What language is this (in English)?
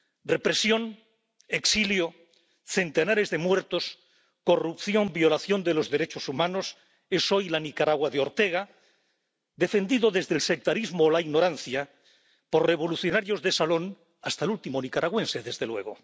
Spanish